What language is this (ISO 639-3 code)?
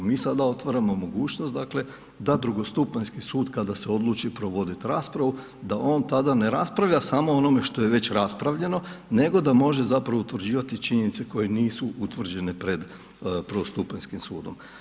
hrv